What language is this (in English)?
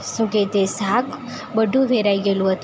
Gujarati